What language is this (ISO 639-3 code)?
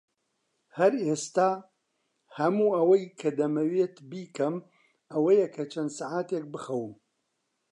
ckb